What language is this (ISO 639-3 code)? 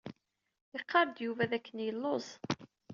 kab